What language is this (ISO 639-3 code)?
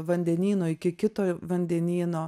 lit